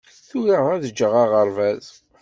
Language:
Kabyle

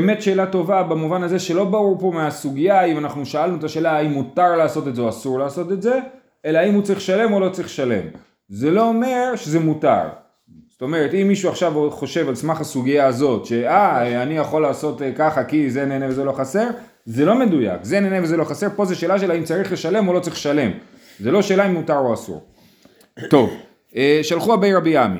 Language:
Hebrew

